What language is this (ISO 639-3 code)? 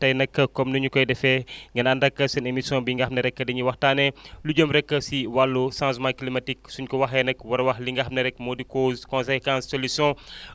wol